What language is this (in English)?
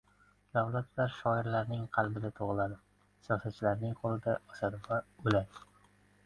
Uzbek